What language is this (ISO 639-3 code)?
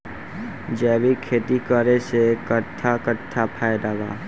bho